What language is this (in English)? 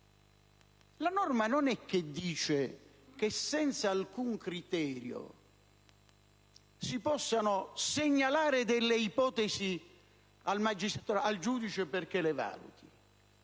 Italian